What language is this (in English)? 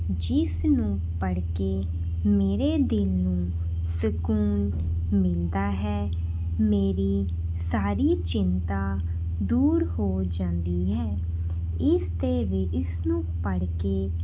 Punjabi